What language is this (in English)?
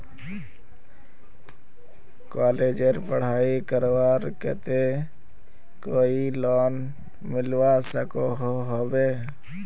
Magahi